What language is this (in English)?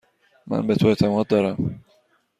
Persian